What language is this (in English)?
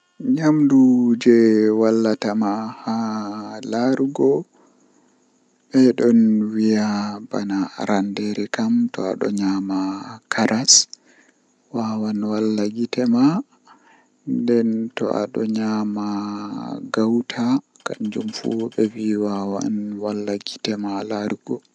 Western Niger Fulfulde